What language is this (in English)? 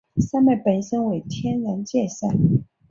Chinese